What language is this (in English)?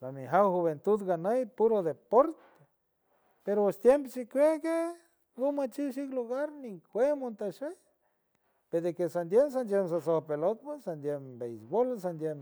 San Francisco Del Mar Huave